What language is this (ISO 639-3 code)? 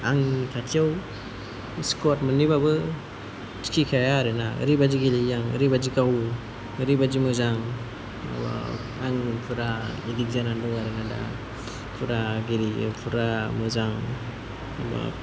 brx